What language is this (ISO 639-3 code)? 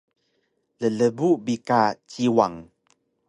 trv